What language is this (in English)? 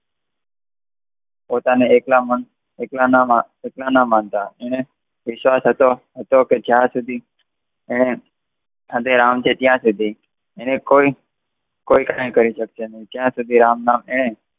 Gujarati